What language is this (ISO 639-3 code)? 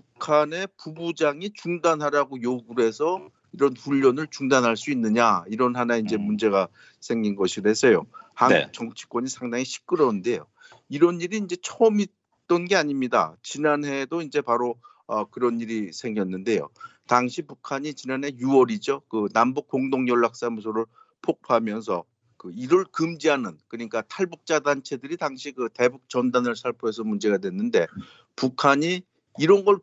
kor